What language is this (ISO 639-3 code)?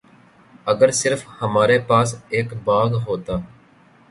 urd